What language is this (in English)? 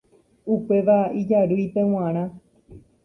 Guarani